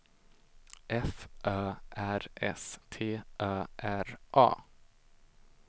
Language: Swedish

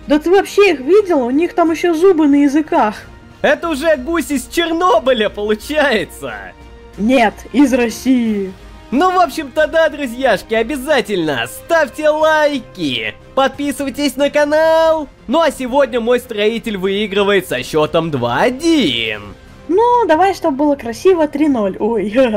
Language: Russian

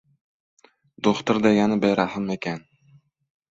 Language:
Uzbek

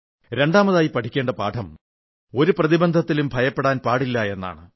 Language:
Malayalam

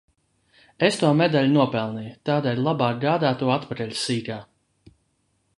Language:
Latvian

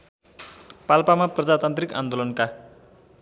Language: Nepali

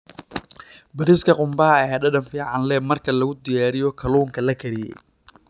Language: Somali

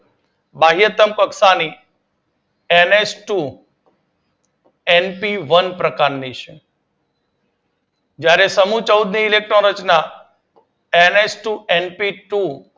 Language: Gujarati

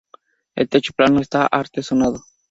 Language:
Spanish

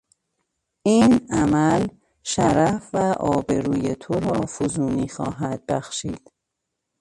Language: Persian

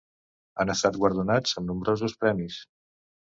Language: Catalan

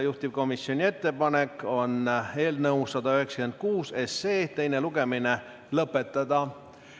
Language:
Estonian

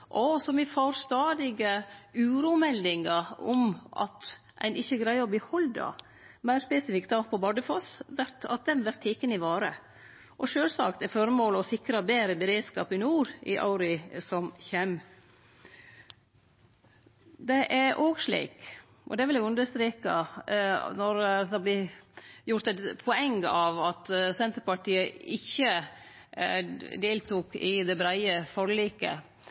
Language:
Norwegian Nynorsk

